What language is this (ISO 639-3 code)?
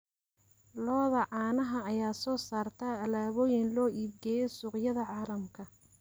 som